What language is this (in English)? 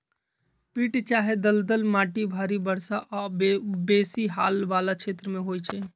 Magahi